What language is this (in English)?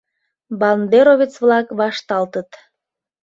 Mari